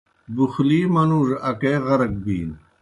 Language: Kohistani Shina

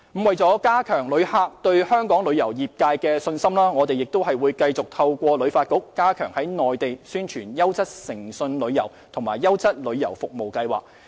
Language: Cantonese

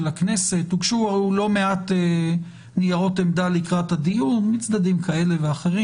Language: Hebrew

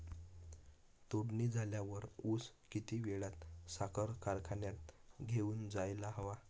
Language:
Marathi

